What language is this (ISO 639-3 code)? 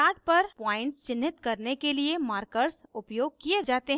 hin